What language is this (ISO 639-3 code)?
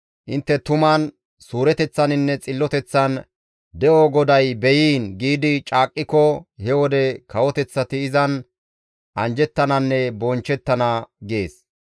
gmv